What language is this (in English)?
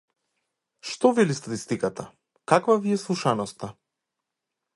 Macedonian